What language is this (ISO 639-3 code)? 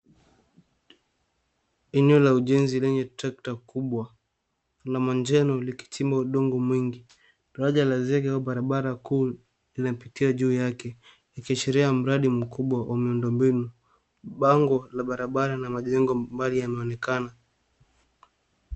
swa